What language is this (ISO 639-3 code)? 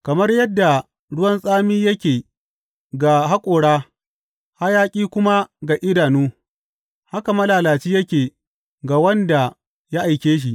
hau